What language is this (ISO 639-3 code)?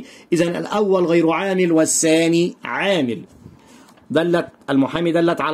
ara